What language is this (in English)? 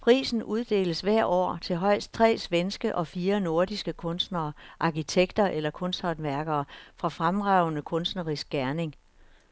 Danish